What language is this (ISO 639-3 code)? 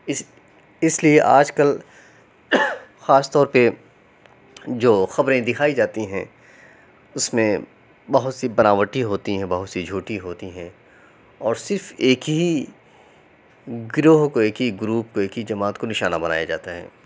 urd